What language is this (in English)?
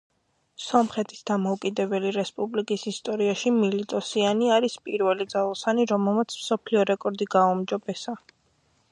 Georgian